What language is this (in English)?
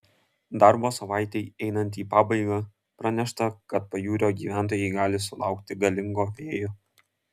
Lithuanian